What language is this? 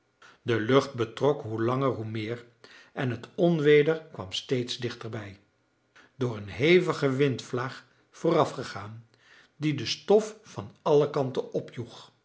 Dutch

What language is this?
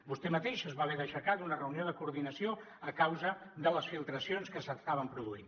Catalan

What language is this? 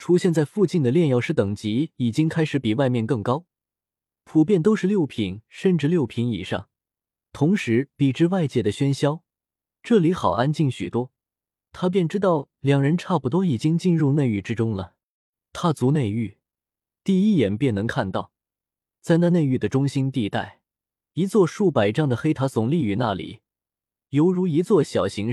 Chinese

